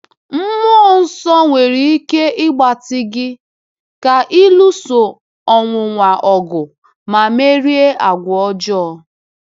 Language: Igbo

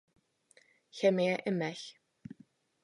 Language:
Czech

